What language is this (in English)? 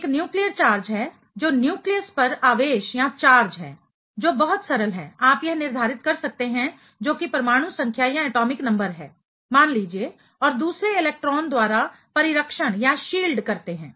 Hindi